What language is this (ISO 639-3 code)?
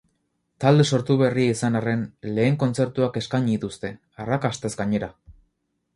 eus